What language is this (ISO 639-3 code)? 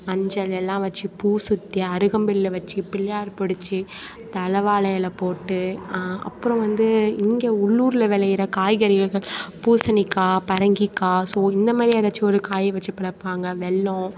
tam